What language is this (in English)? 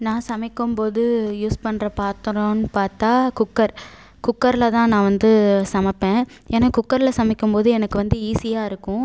Tamil